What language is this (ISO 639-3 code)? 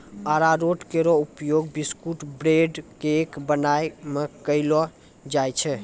mai